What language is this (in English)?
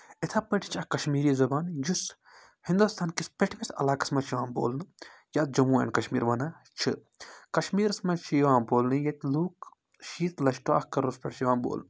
Kashmiri